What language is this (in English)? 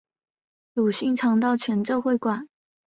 Chinese